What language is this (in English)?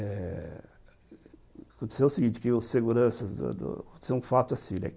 Portuguese